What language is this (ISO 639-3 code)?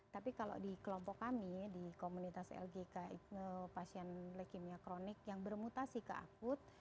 ind